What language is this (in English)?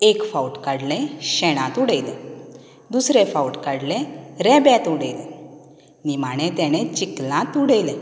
Konkani